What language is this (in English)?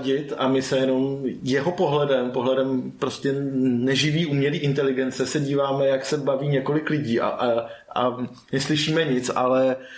Czech